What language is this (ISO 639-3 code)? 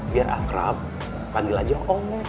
ind